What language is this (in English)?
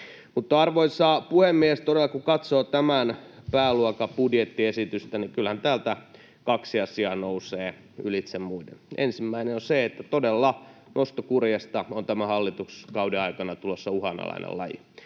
Finnish